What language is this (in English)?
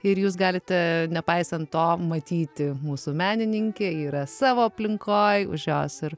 Lithuanian